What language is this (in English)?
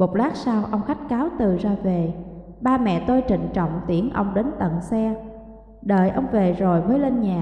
Vietnamese